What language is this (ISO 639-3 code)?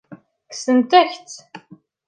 kab